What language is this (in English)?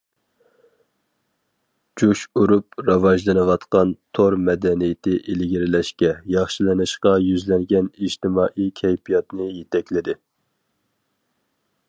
Uyghur